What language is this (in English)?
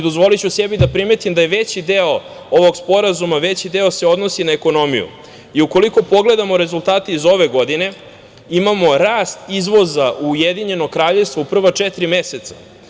Serbian